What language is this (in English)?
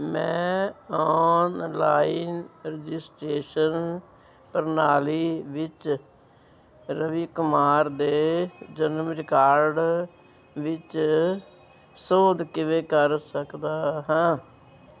Punjabi